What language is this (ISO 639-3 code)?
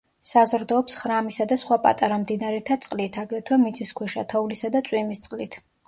kat